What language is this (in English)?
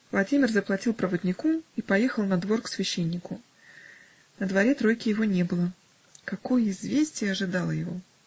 Russian